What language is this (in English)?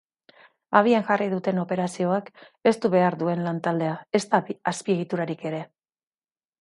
Basque